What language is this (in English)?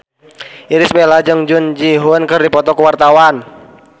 Sundanese